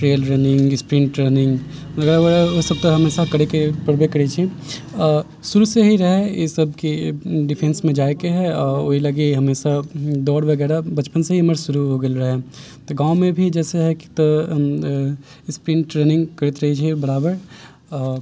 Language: Maithili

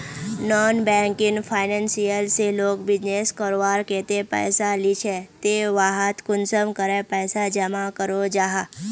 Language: Magahi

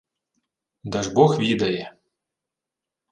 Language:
Ukrainian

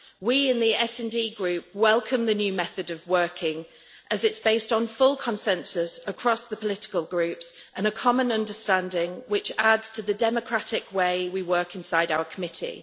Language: English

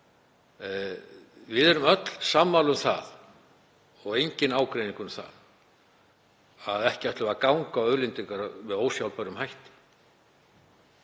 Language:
Icelandic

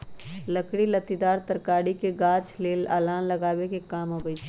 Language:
Magahi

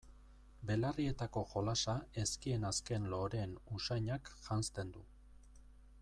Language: Basque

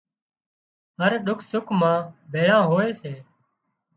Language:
Wadiyara Koli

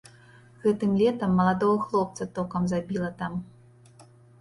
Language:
Belarusian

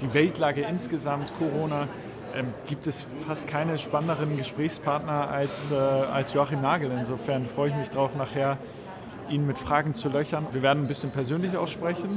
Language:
German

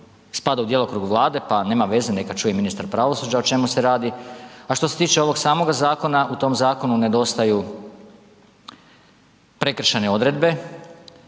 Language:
Croatian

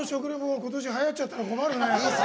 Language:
Japanese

